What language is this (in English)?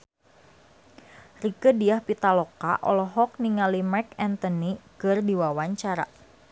Sundanese